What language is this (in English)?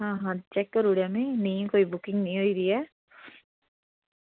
Dogri